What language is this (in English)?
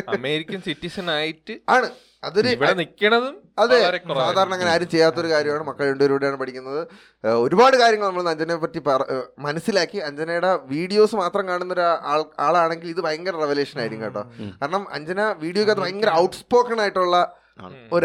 Malayalam